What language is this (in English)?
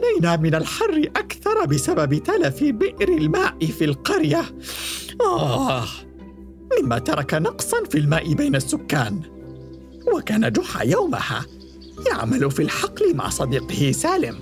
Arabic